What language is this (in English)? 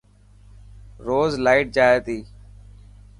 Dhatki